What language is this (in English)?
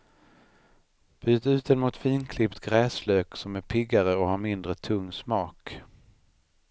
Swedish